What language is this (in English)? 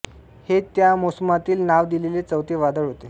Marathi